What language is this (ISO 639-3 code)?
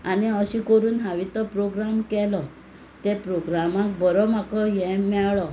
kok